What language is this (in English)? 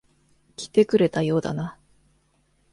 Japanese